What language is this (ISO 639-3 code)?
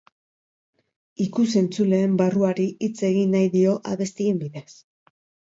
eus